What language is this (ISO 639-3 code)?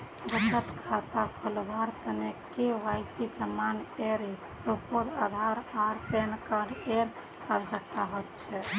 mag